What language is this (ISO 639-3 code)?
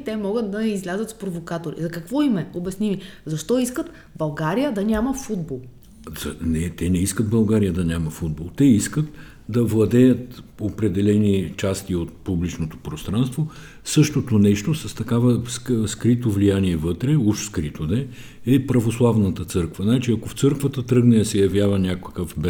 bul